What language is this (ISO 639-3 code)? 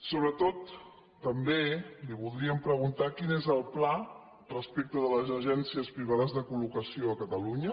cat